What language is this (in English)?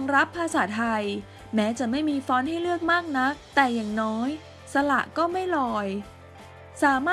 Thai